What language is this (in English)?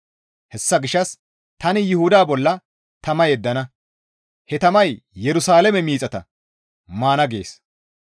Gamo